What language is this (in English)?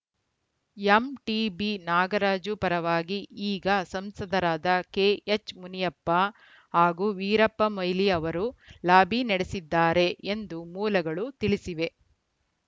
Kannada